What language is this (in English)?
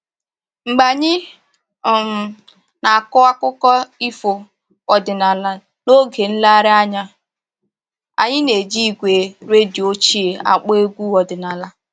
Igbo